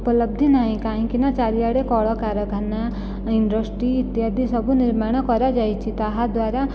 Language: Odia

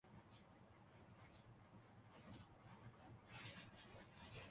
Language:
Urdu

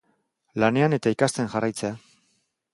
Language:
Basque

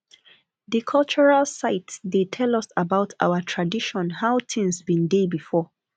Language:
Nigerian Pidgin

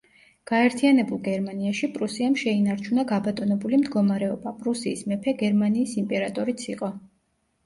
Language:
Georgian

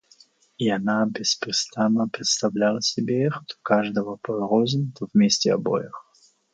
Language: Russian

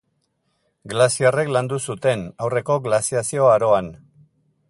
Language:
Basque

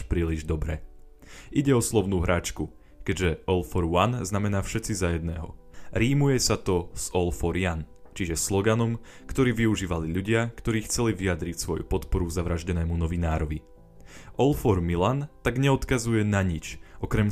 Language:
Slovak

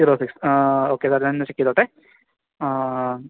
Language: Malayalam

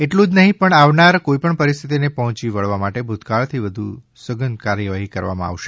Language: Gujarati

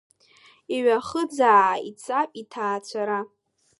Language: Abkhazian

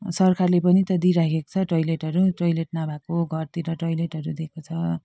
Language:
Nepali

